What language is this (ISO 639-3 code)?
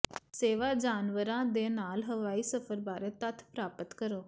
pan